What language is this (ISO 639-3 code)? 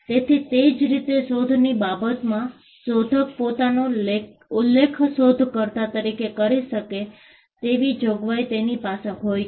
guj